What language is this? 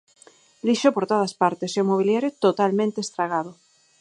Galician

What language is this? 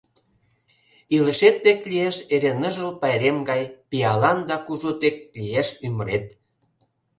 Mari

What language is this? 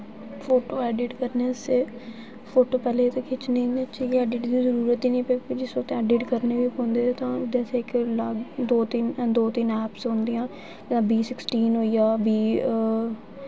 Dogri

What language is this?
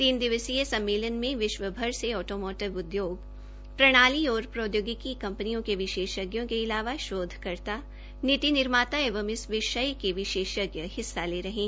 Hindi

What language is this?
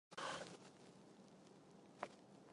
Chinese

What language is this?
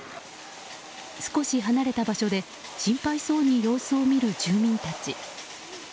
Japanese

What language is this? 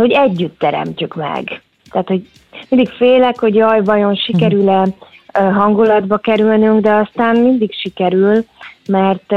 Hungarian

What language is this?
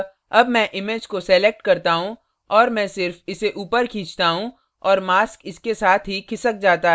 Hindi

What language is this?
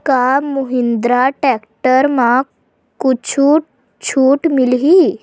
Chhattisgarhi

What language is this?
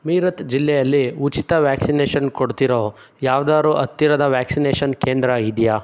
Kannada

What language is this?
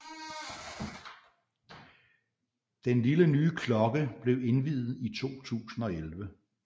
Danish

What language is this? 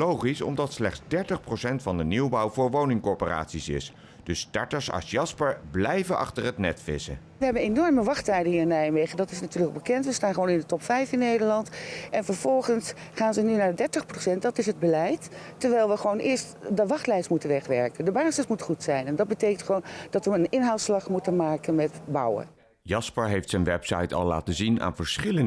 Dutch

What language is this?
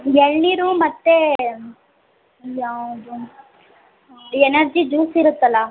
Kannada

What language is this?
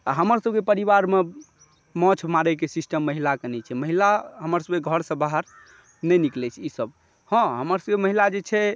Maithili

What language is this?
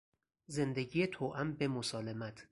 Persian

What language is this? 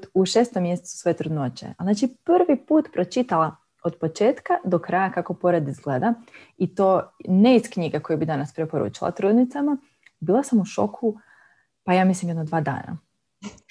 Croatian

